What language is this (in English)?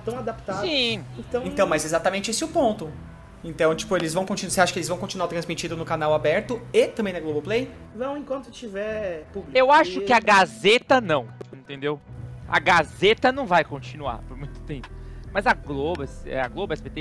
Portuguese